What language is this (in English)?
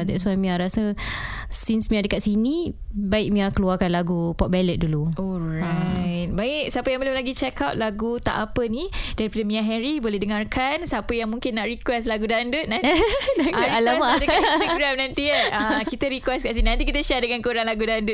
Malay